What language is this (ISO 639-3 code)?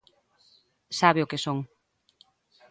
glg